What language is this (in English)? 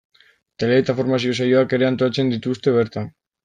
Basque